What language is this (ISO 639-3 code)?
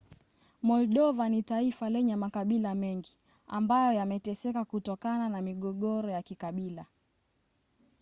swa